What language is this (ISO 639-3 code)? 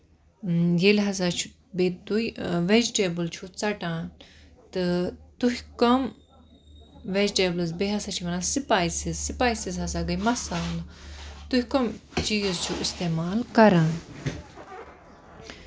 kas